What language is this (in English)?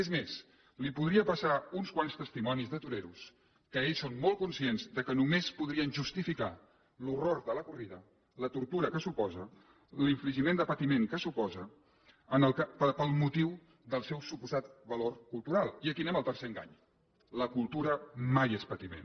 Catalan